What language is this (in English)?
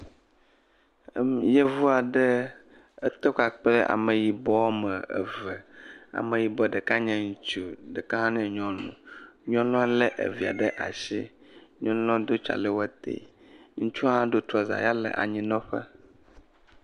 Ewe